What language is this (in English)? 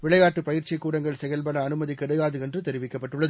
Tamil